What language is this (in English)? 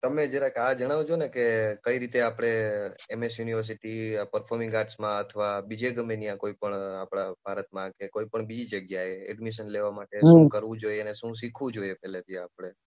Gujarati